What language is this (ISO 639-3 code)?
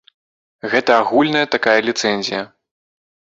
bel